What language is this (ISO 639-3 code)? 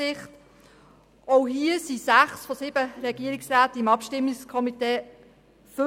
gsw